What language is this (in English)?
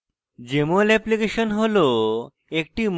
Bangla